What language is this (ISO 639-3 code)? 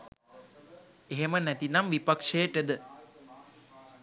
sin